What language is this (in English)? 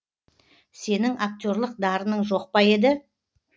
Kazakh